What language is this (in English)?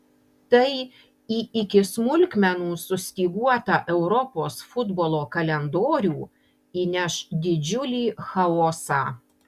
Lithuanian